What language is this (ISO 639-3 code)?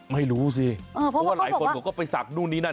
tha